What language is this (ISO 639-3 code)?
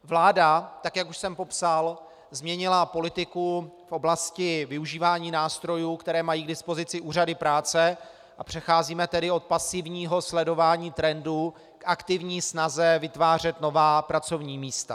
ces